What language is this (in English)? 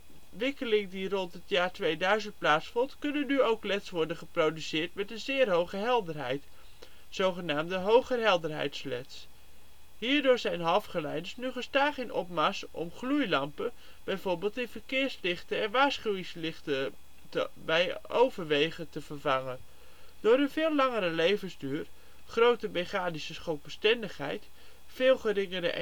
Dutch